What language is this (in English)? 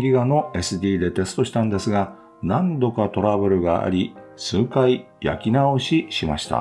Japanese